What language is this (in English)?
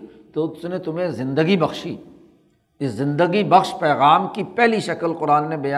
Urdu